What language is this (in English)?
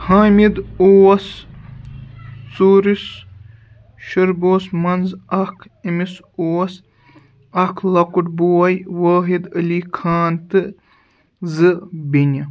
Kashmiri